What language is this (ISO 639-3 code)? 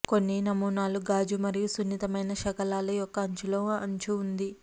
tel